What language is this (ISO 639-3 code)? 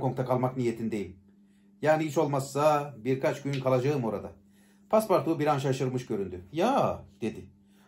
tur